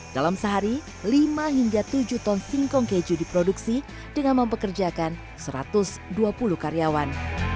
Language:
Indonesian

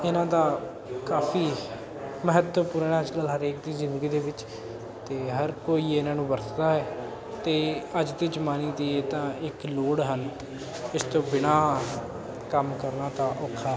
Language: Punjabi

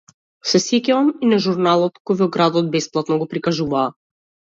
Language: Macedonian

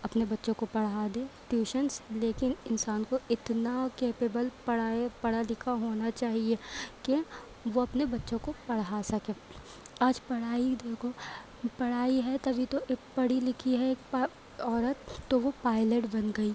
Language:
Urdu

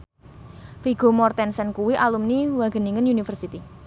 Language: Javanese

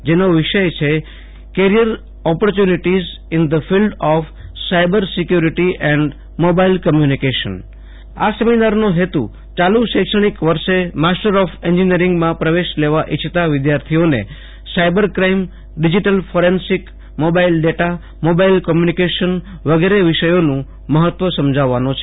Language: Gujarati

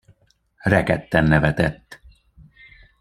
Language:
Hungarian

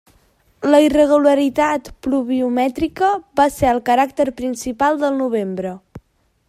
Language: Catalan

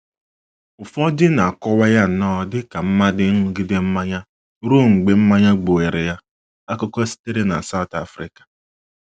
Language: Igbo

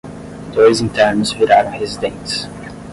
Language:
Portuguese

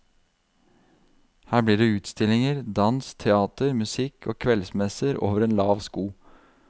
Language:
Norwegian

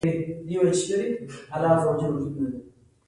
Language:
Pashto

